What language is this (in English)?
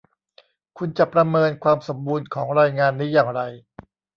Thai